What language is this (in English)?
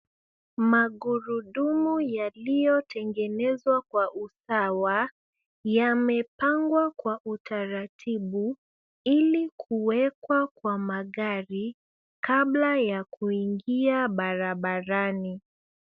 Swahili